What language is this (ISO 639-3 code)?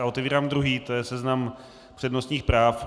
ces